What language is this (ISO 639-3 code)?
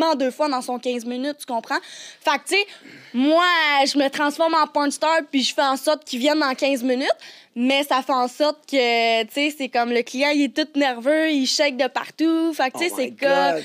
fra